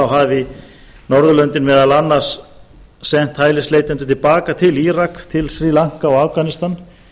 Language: Icelandic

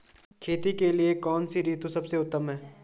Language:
Hindi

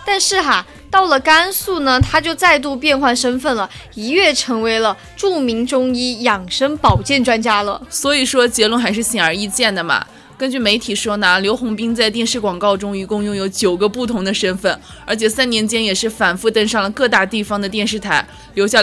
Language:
Chinese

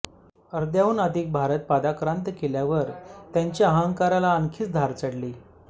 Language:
Marathi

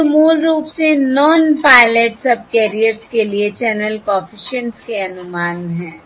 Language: Hindi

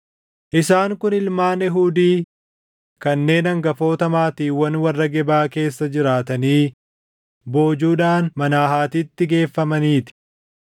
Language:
Oromo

